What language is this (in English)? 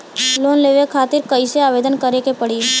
Bhojpuri